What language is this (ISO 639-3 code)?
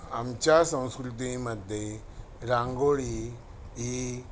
mar